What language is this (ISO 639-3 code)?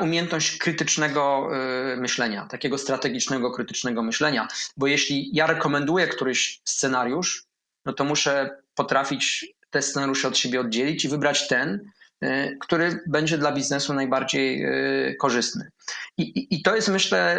pol